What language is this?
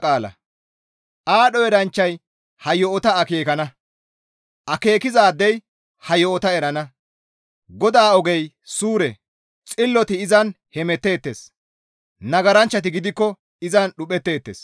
Gamo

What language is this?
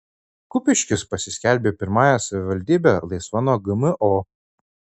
Lithuanian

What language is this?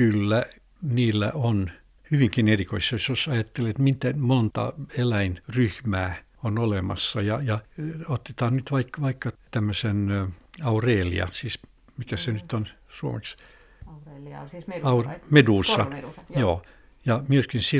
Finnish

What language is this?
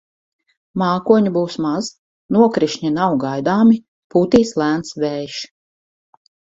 Latvian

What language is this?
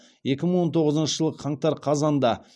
Kazakh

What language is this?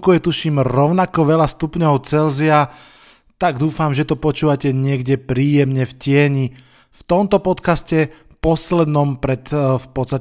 Slovak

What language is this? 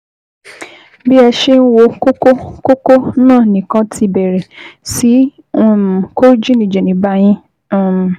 Yoruba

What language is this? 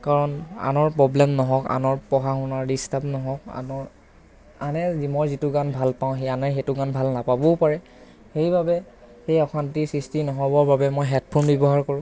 Assamese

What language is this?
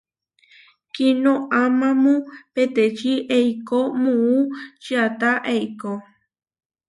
Huarijio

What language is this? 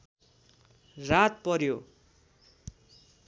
Nepali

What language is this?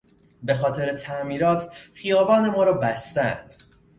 Persian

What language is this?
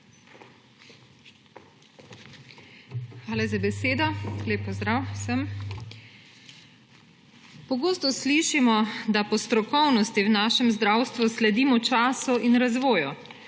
Slovenian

